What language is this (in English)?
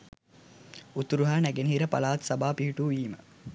Sinhala